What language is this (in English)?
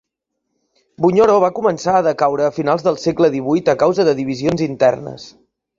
Catalan